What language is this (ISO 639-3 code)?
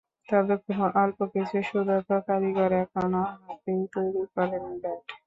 ben